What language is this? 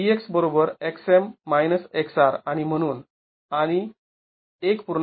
Marathi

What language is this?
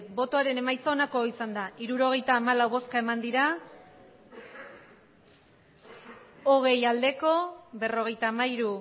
Basque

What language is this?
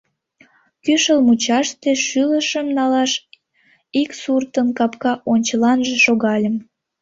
Mari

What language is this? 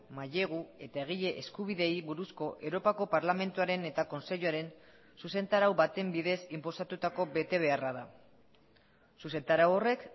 Basque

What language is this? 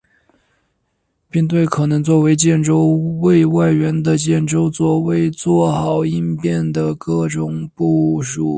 Chinese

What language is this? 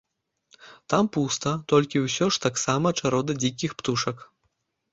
Belarusian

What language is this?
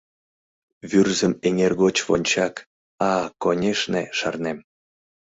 Mari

